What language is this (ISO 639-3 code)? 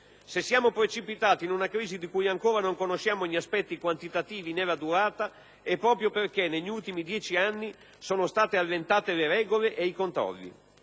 ita